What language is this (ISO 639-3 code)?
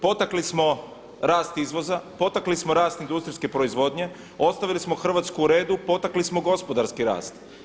hrv